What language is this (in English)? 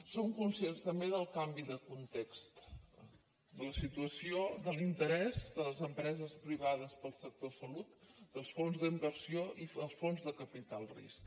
Catalan